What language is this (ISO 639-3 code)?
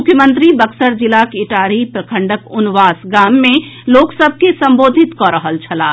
mai